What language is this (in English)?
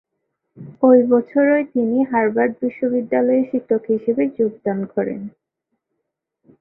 Bangla